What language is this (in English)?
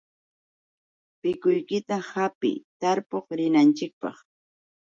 Yauyos Quechua